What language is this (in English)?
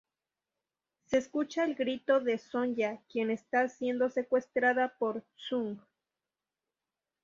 Spanish